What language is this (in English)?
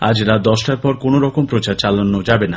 Bangla